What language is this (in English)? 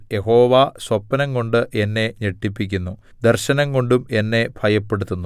Malayalam